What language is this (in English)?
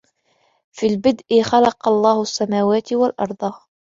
Arabic